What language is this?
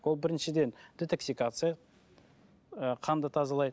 Kazakh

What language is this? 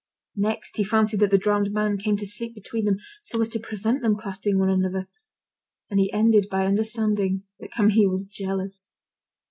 English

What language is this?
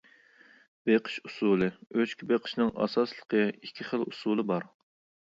Uyghur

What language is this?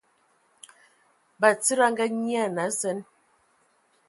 Ewondo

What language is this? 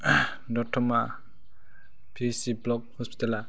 Bodo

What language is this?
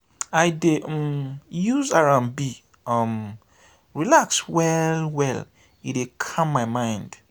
Nigerian Pidgin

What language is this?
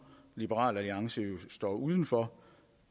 Danish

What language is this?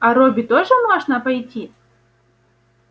Russian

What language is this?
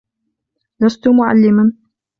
Arabic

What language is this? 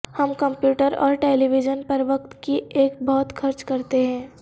Urdu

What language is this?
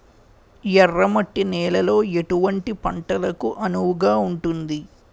Telugu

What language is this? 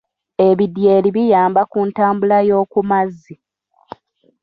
Ganda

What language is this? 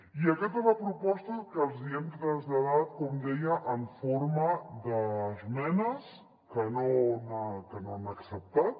Catalan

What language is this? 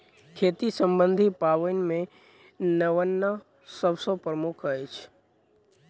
Maithili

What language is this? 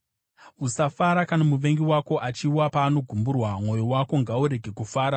Shona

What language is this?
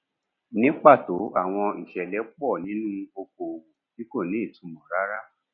Yoruba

